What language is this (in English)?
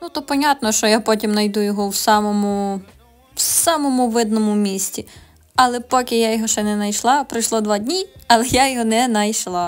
Ukrainian